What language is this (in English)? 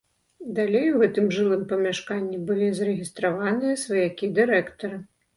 Belarusian